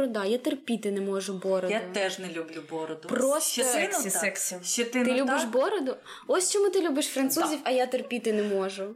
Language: Ukrainian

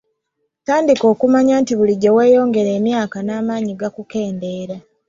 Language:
Ganda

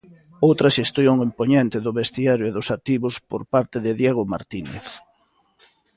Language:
Galician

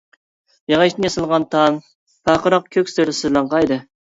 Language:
Uyghur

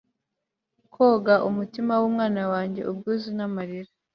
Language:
Kinyarwanda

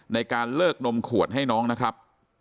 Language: Thai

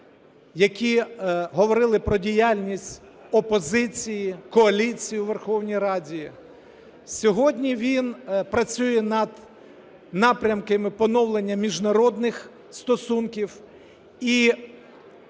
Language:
Ukrainian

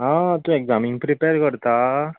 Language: Konkani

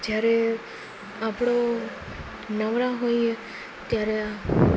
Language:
Gujarati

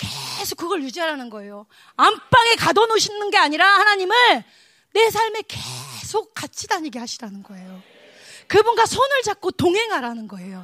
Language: Korean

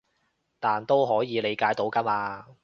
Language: Cantonese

